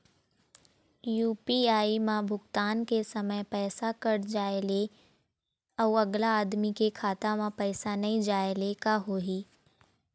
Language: Chhattisgarhi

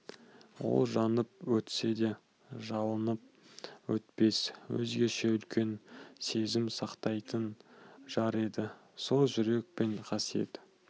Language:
Kazakh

